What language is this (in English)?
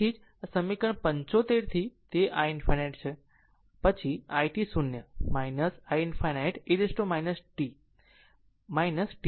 Gujarati